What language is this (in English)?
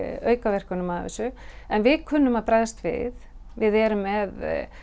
Icelandic